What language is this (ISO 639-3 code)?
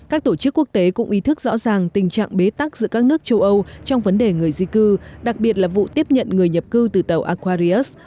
vie